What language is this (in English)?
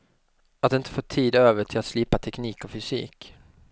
Swedish